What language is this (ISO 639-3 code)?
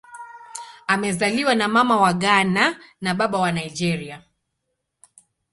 swa